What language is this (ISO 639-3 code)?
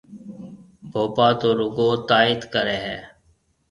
mve